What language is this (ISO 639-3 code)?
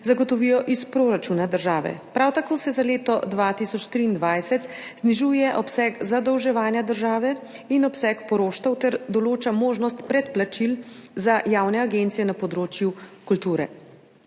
slv